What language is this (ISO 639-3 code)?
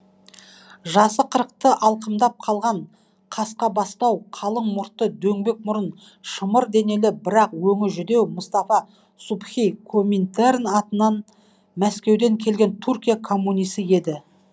kaz